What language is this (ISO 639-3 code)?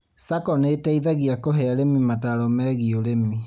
kik